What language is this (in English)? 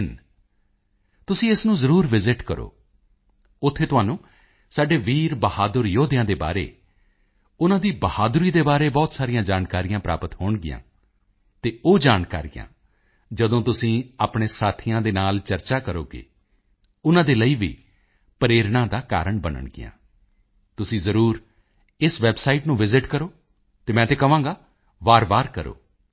Punjabi